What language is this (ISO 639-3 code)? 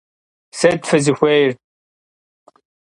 kbd